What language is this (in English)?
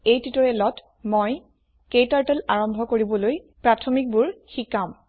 Assamese